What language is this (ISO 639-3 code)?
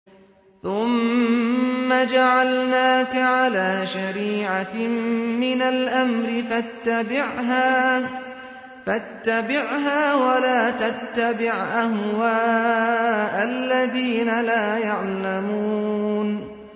ara